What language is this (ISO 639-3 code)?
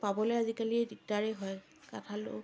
asm